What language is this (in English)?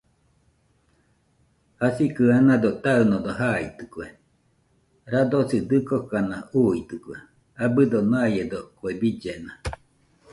Nüpode Huitoto